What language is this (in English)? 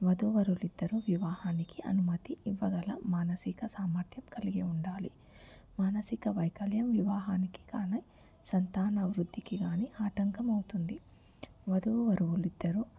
Telugu